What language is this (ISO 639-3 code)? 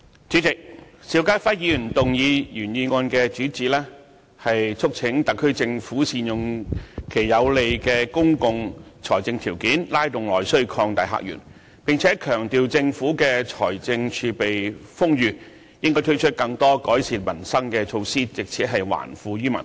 yue